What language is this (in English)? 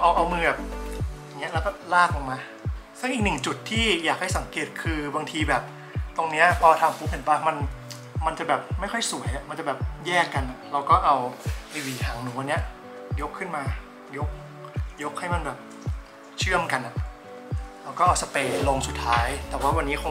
Thai